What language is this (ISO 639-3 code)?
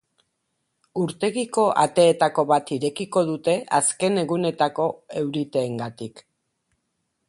eus